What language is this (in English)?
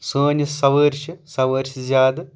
Kashmiri